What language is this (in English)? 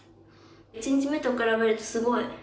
Japanese